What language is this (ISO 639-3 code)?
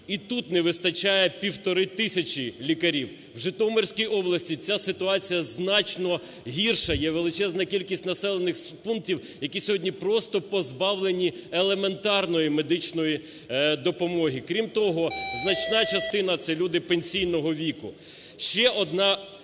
ukr